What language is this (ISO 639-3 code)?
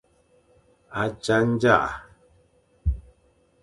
fan